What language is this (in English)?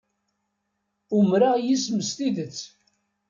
Kabyle